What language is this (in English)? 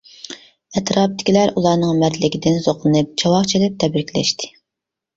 Uyghur